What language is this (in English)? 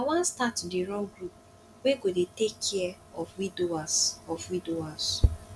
Nigerian Pidgin